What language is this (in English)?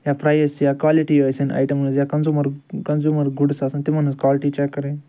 Kashmiri